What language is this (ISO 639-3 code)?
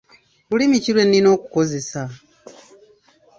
lug